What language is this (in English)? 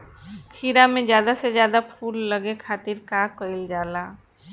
Bhojpuri